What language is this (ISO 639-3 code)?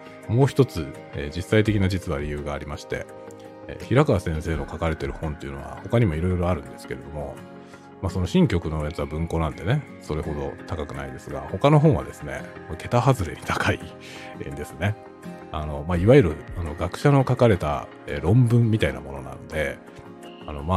jpn